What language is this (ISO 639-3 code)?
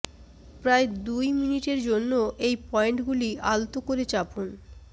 ben